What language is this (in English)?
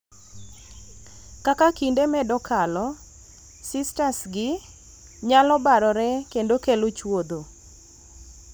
Luo (Kenya and Tanzania)